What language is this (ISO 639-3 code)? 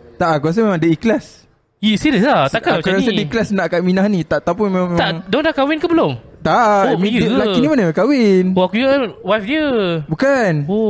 msa